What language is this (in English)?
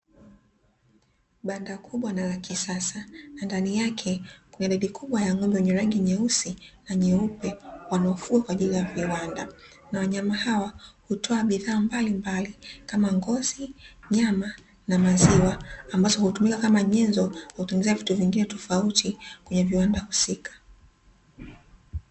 Swahili